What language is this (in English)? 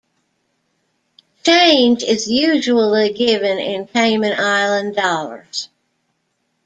English